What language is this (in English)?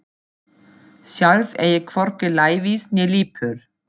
Icelandic